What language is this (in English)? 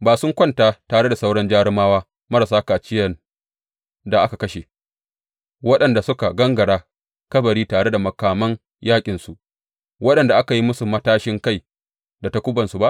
Hausa